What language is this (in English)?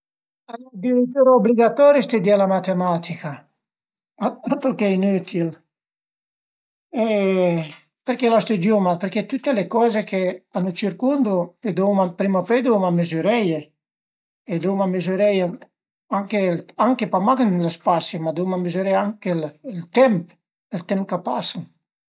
Piedmontese